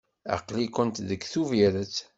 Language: Kabyle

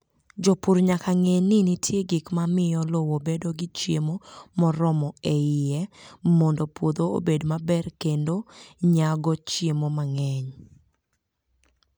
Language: Luo (Kenya and Tanzania)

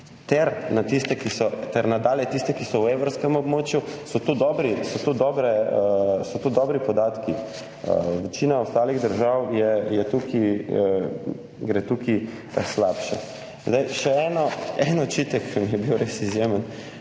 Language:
Slovenian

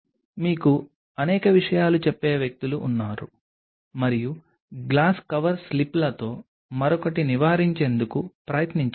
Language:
Telugu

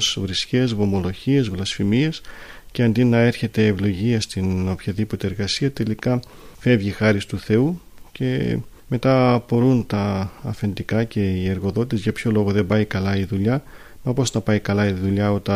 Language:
Greek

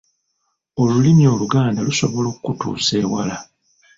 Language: Ganda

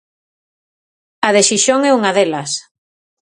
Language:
Galician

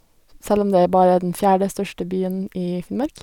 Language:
Norwegian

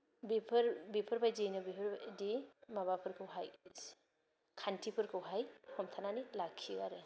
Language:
Bodo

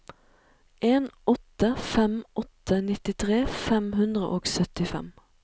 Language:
Norwegian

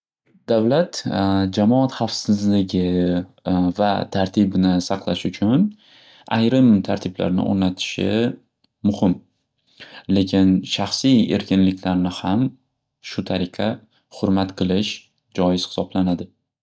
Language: Uzbek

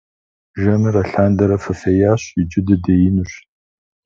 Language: Kabardian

